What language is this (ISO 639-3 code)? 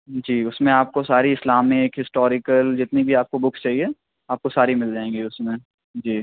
urd